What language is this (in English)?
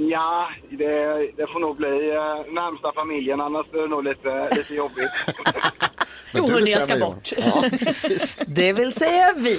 Swedish